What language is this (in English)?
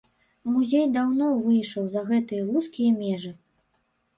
Belarusian